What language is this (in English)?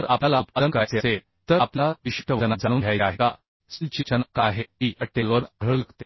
Marathi